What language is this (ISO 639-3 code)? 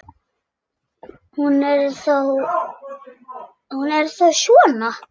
isl